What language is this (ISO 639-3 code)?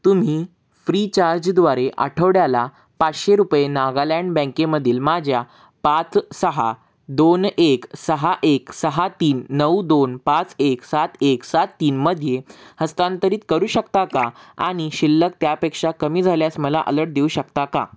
mar